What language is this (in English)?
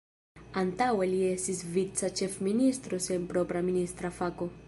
Esperanto